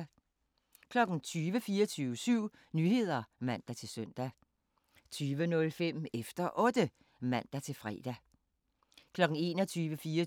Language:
Danish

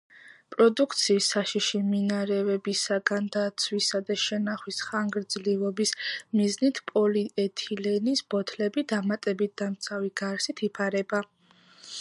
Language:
Georgian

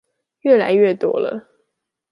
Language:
Chinese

